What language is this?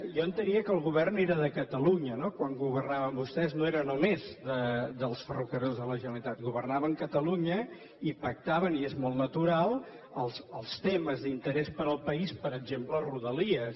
Catalan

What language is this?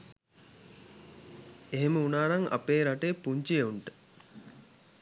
Sinhala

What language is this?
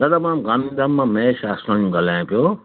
Sindhi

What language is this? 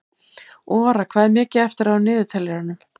Icelandic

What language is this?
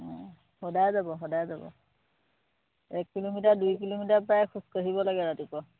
Assamese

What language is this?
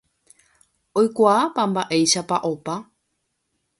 Guarani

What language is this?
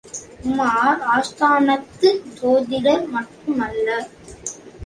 Tamil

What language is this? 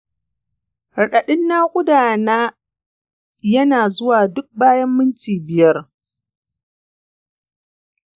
Hausa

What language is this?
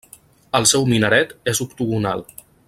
Catalan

